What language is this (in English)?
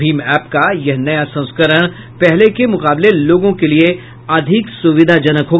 Hindi